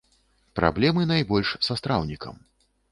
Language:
Belarusian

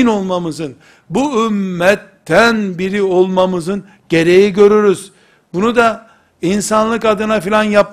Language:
Turkish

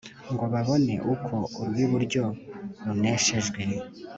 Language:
Kinyarwanda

